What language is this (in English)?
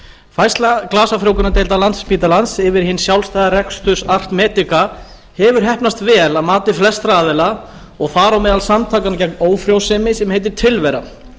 Icelandic